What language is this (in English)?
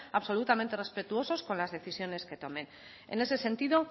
Spanish